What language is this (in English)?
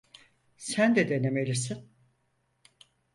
Turkish